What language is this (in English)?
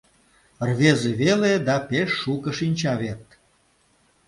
Mari